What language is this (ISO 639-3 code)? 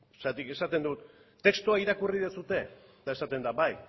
eus